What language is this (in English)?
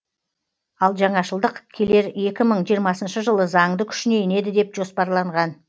Kazakh